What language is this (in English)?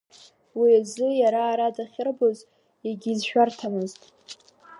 Abkhazian